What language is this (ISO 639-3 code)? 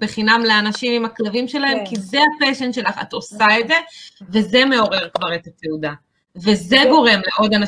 heb